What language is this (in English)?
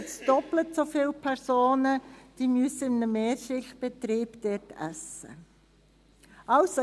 Swiss German